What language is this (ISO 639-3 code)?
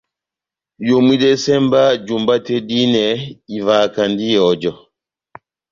bnm